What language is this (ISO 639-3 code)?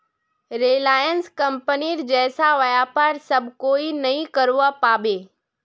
mag